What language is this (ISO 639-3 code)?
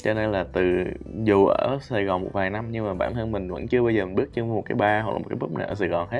vie